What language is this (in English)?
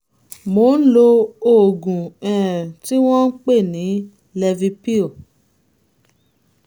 Yoruba